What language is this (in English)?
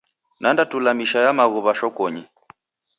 Taita